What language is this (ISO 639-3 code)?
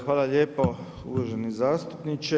hrv